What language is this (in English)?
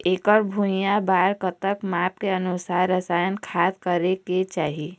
Chhattisgarhi